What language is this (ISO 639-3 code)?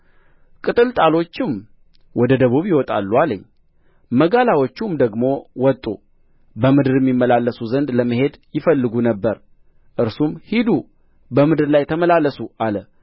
amh